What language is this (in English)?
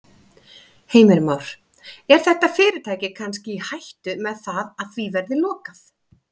Icelandic